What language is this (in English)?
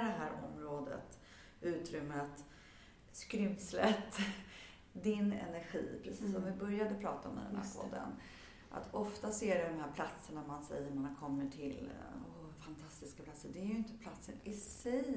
Swedish